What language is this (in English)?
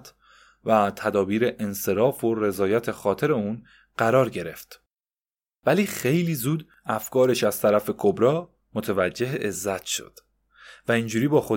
Persian